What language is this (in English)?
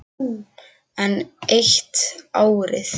Icelandic